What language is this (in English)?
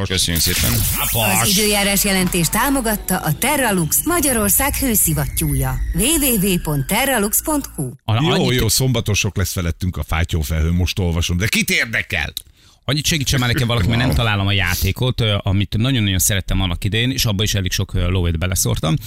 Hungarian